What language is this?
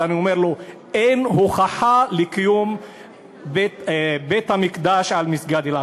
Hebrew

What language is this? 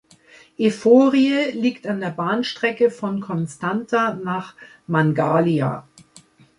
German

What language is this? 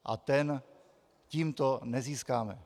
Czech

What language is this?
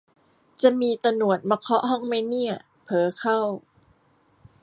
Thai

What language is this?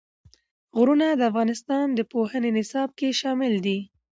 Pashto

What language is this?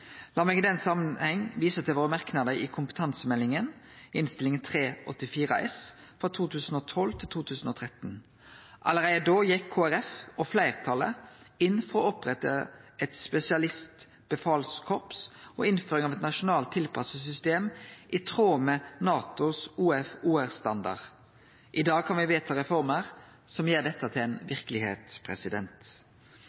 Norwegian Nynorsk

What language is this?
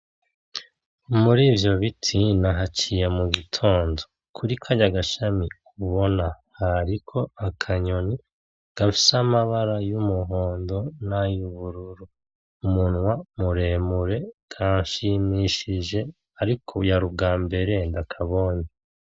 Rundi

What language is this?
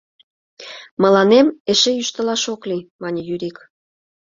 Mari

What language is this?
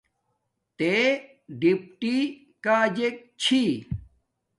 Domaaki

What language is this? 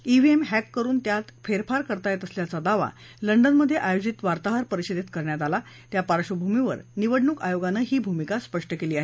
Marathi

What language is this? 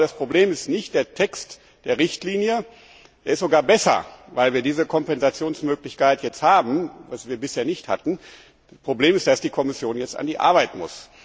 German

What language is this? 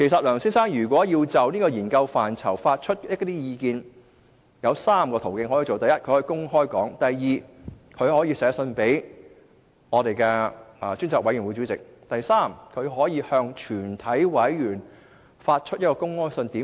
Cantonese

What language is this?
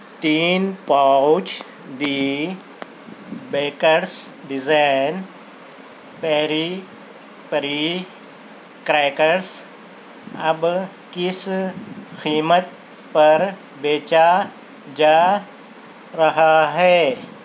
Urdu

